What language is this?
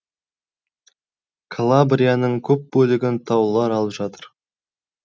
Kazakh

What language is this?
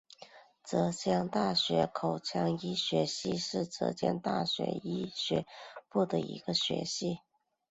Chinese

